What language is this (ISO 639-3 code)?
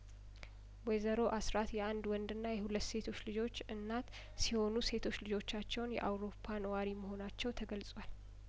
amh